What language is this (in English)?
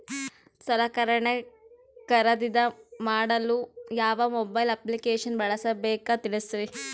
Kannada